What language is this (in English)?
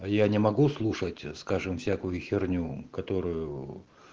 Russian